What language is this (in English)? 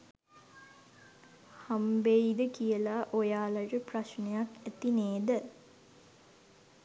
Sinhala